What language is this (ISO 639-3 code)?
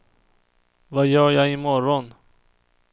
swe